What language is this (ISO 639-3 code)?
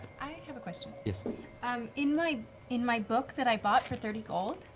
eng